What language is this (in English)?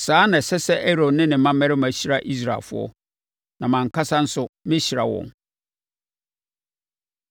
Akan